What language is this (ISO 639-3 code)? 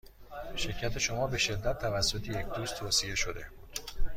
fas